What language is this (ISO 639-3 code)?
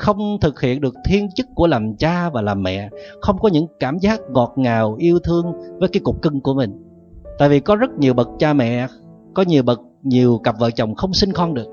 vie